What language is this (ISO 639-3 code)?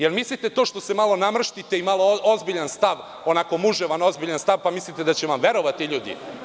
srp